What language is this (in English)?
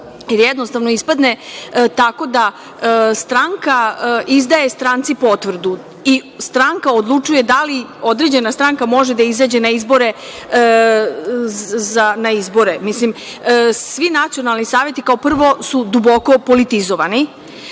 Serbian